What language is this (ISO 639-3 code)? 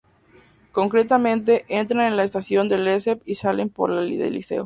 spa